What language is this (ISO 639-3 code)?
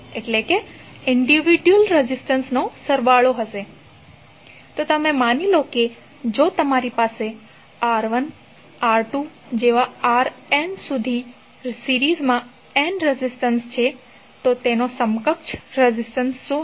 guj